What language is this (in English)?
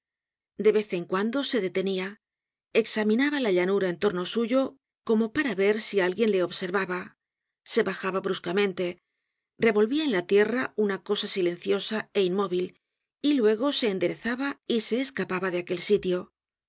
Spanish